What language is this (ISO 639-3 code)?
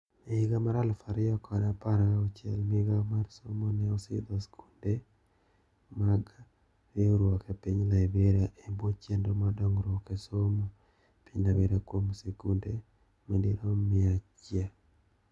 luo